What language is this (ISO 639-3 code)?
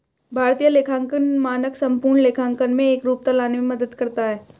hin